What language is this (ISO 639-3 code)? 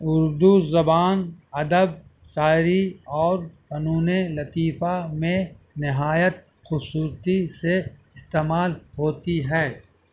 urd